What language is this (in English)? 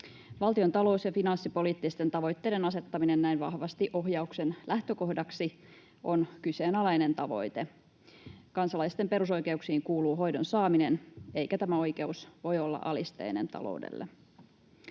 Finnish